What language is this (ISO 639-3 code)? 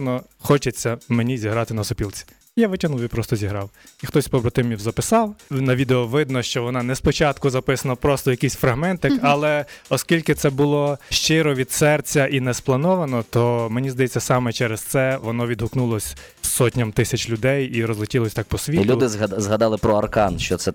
ukr